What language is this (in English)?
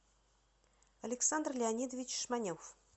Russian